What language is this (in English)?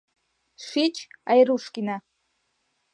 Mari